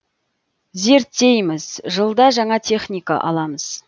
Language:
Kazakh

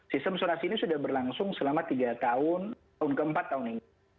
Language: Indonesian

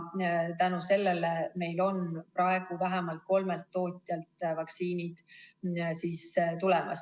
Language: Estonian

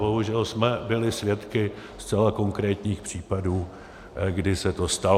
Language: Czech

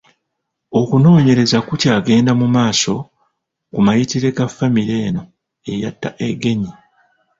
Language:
Ganda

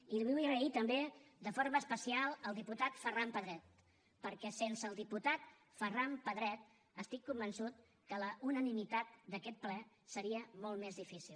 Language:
Catalan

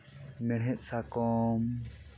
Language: Santali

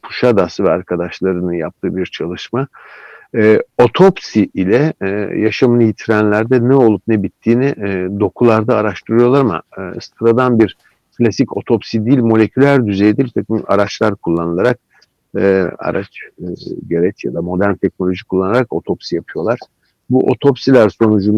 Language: Turkish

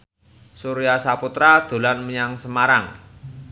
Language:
Javanese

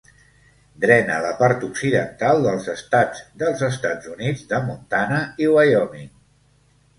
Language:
Catalan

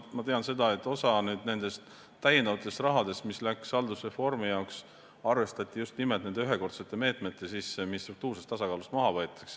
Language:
Estonian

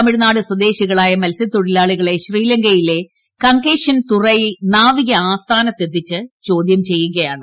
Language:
Malayalam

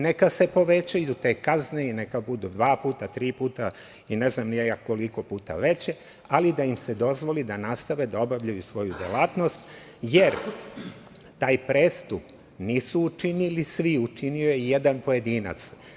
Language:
Serbian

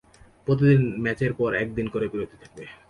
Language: Bangla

